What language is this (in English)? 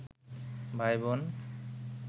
Bangla